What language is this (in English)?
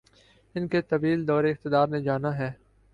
Urdu